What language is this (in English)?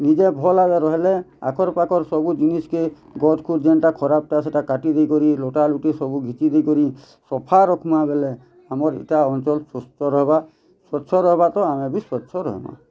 Odia